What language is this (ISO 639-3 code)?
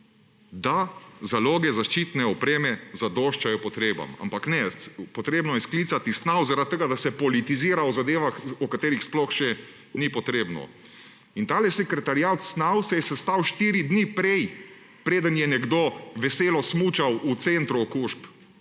slv